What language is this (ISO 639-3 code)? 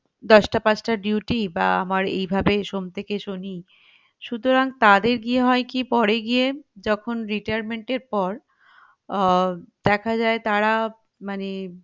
ben